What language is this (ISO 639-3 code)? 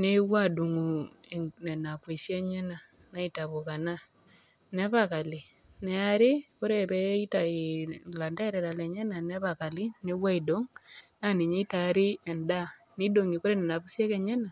mas